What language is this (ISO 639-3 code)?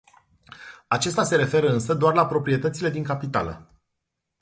ron